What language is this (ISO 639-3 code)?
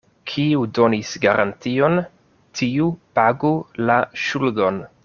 epo